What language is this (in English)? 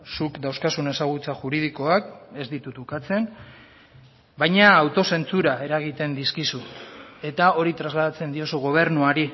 Basque